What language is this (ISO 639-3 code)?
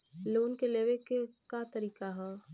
bho